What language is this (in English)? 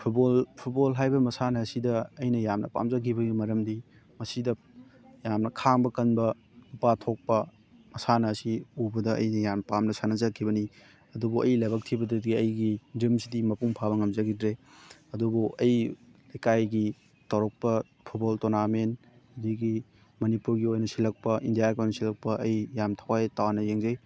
Manipuri